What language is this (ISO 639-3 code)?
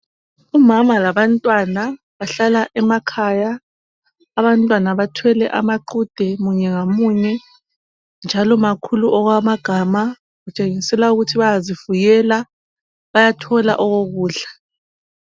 nde